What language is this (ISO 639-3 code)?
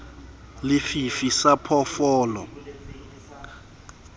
sot